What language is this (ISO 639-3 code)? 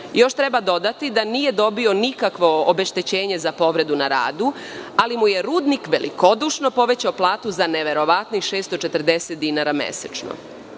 srp